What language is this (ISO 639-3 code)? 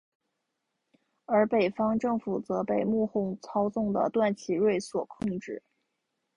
zho